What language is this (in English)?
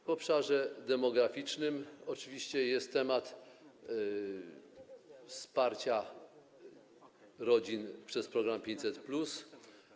Polish